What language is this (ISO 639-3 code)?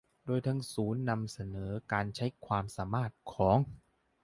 tha